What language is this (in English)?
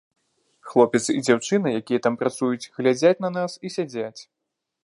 Belarusian